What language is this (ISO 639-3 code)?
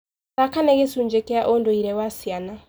kik